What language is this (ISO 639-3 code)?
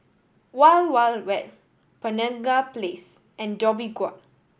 eng